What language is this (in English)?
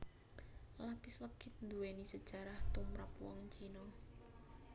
Javanese